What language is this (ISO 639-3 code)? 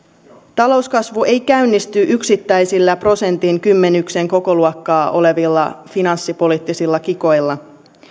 fin